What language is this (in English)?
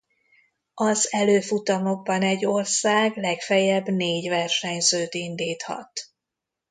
Hungarian